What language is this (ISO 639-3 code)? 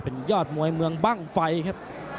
tha